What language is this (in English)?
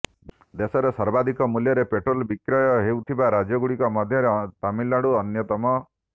Odia